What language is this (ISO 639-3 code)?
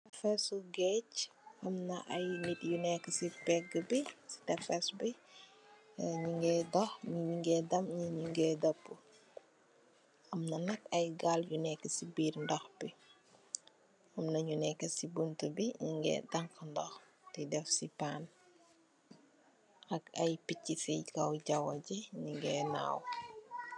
wol